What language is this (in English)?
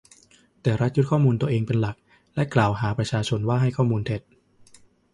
Thai